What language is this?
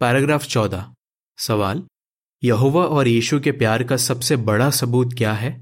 Hindi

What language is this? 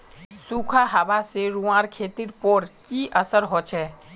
Magahi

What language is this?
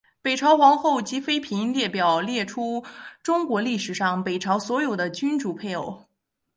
Chinese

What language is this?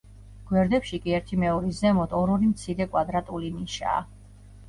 Georgian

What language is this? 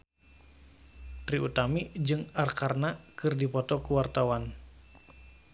Sundanese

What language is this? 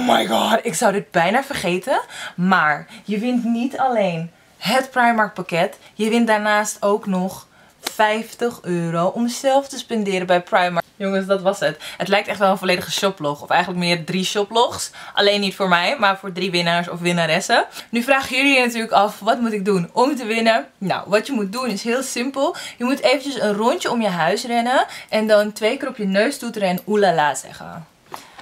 Dutch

